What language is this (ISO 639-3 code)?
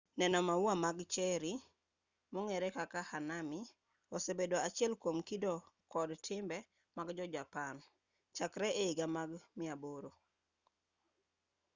luo